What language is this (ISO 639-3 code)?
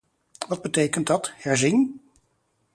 nld